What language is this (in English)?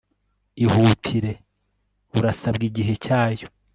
Kinyarwanda